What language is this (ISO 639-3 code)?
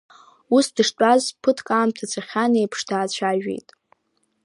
abk